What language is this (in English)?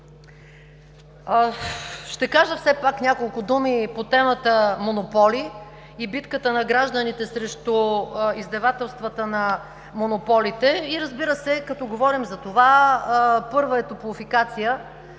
Bulgarian